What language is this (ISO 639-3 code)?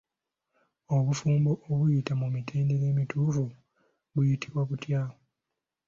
lug